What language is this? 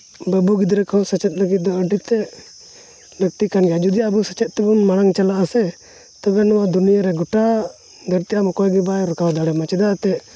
Santali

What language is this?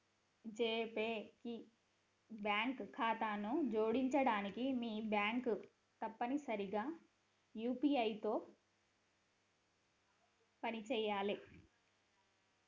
Telugu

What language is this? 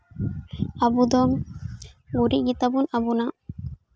Santali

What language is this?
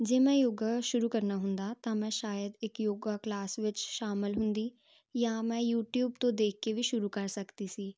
Punjabi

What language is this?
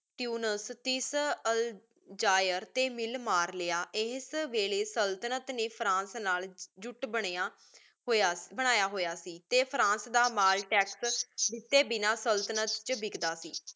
Punjabi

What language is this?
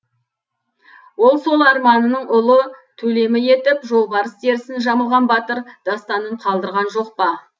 Kazakh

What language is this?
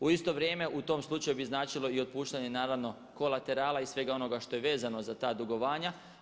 Croatian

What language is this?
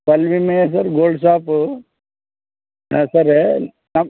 Kannada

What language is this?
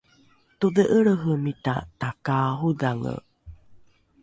Rukai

